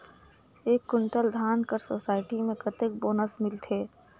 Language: Chhattisgarhi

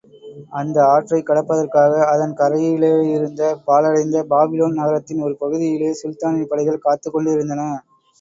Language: Tamil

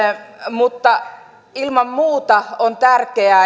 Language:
Finnish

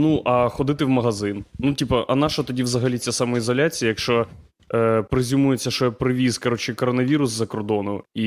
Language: Ukrainian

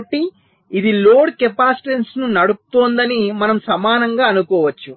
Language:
Telugu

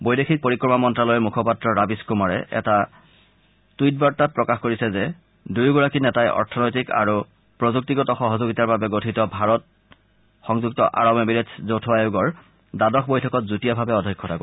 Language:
Assamese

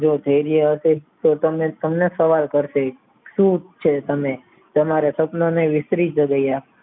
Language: Gujarati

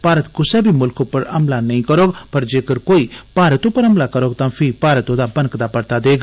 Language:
Dogri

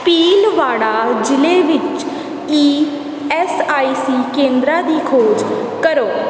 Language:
Punjabi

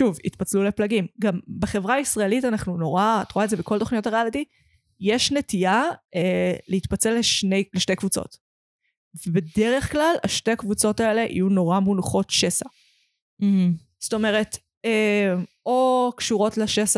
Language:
Hebrew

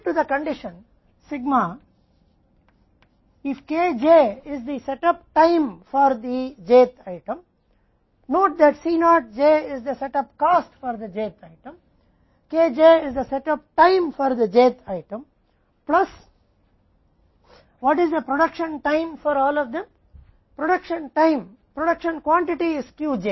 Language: Hindi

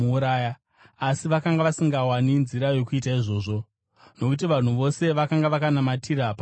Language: Shona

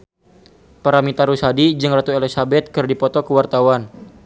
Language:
Sundanese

